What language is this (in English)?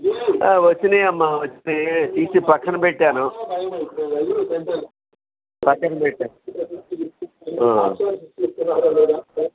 Telugu